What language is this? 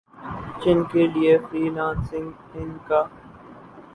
Urdu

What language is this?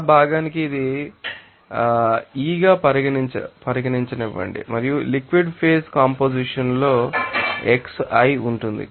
Telugu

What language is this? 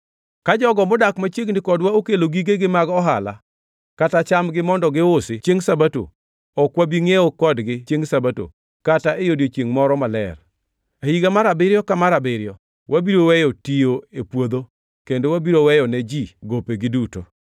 Luo (Kenya and Tanzania)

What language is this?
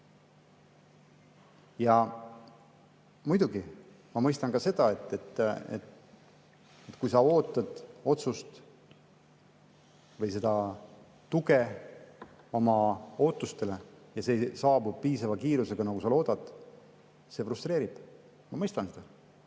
Estonian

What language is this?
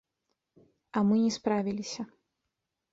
Belarusian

